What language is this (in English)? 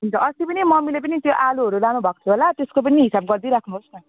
Nepali